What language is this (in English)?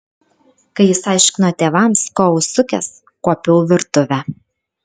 Lithuanian